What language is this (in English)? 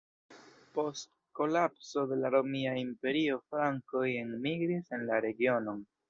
Esperanto